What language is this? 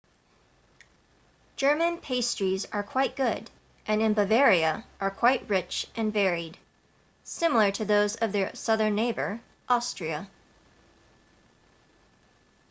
English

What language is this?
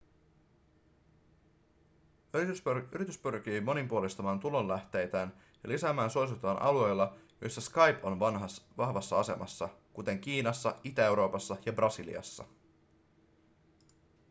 Finnish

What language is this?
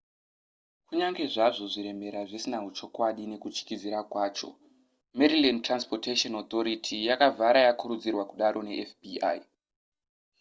Shona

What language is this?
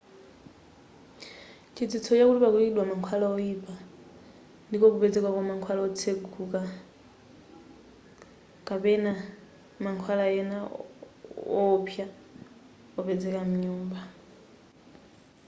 Nyanja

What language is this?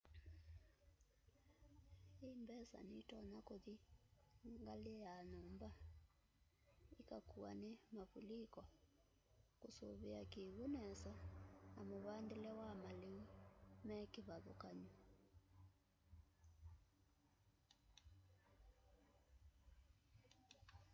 Kamba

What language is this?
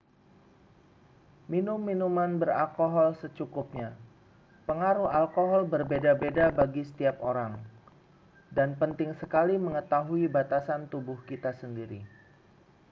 Indonesian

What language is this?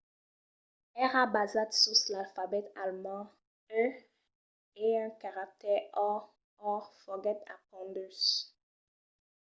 Occitan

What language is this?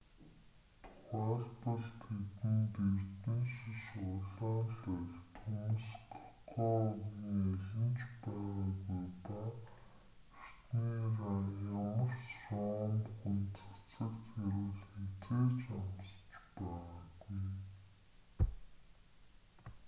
Mongolian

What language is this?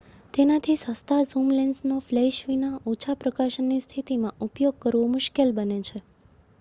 Gujarati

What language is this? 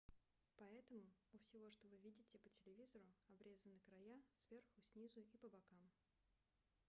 Russian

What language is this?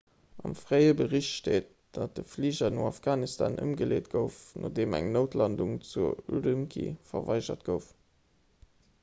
Luxembourgish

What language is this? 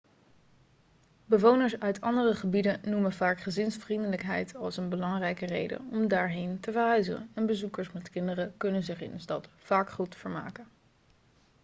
Dutch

